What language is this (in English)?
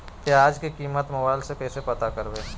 Magahi